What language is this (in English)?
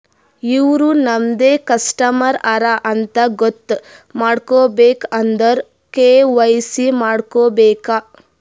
Kannada